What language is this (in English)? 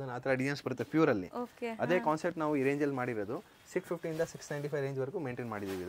Kannada